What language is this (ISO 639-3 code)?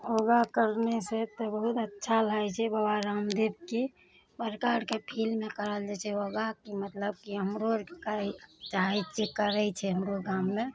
mai